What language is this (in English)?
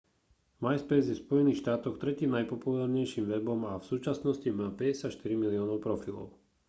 Slovak